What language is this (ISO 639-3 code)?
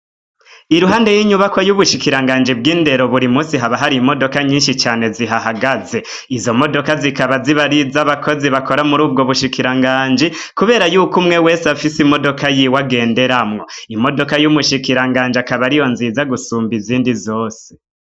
run